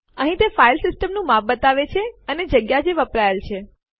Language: Gujarati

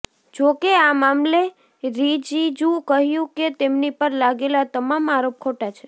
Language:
Gujarati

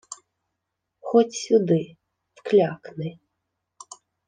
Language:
Ukrainian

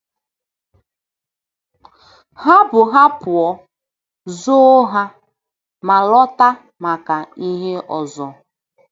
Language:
Igbo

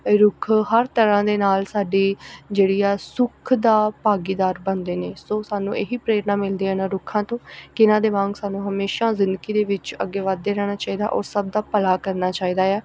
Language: Punjabi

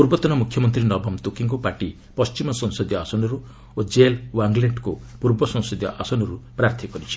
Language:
Odia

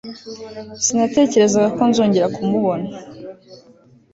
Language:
Kinyarwanda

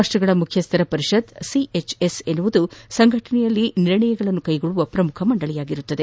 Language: Kannada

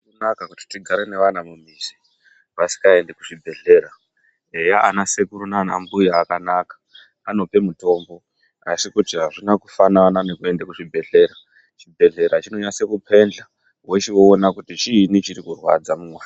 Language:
Ndau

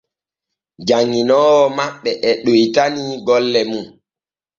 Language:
Borgu Fulfulde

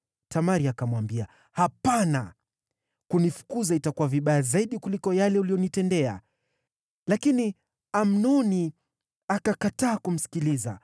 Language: Swahili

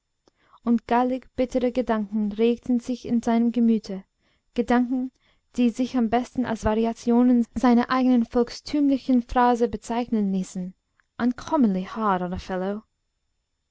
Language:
German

